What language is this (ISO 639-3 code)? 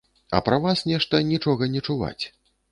bel